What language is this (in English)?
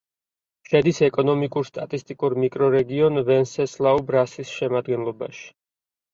Georgian